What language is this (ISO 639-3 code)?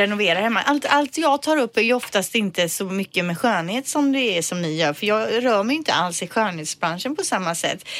swe